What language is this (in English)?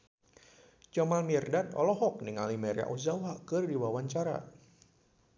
Sundanese